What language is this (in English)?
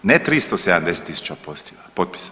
Croatian